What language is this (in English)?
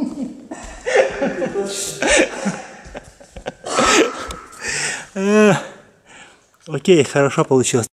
Russian